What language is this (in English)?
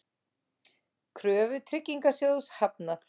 Icelandic